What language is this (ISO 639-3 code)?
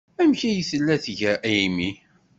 kab